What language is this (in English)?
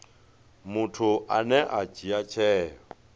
Venda